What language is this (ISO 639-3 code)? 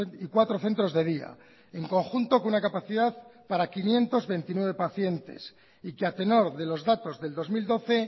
spa